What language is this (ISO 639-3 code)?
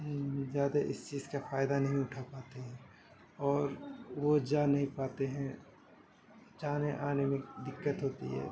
urd